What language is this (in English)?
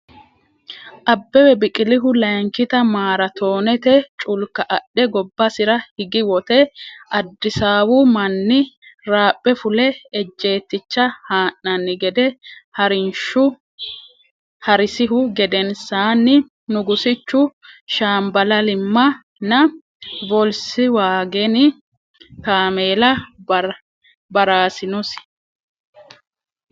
Sidamo